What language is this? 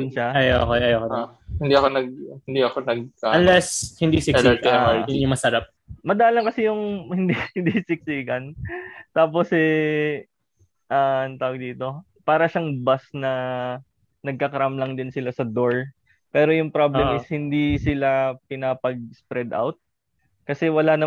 Filipino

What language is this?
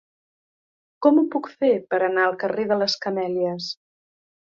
Catalan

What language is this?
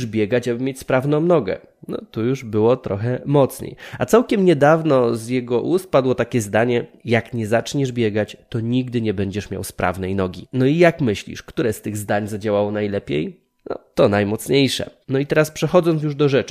Polish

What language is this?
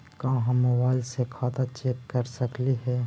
Magahi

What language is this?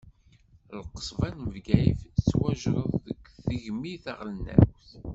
Kabyle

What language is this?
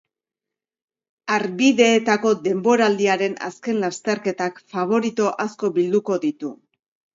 Basque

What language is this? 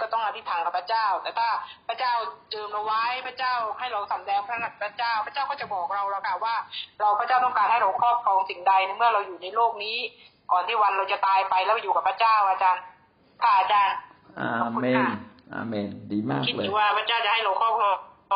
Thai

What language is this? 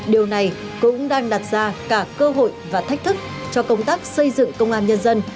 Vietnamese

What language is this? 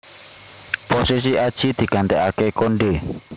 Javanese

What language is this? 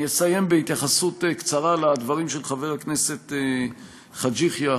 Hebrew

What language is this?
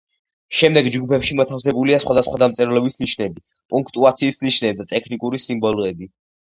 Georgian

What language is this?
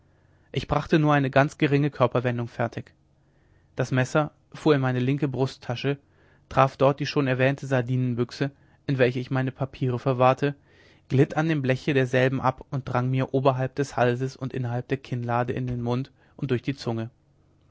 German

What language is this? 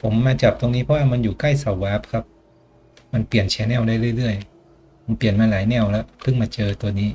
Thai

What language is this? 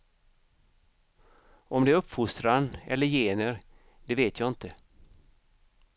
Swedish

